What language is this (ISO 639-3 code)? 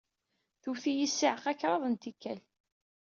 kab